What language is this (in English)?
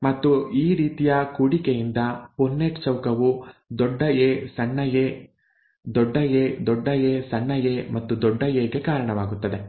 Kannada